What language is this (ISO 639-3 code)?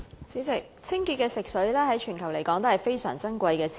yue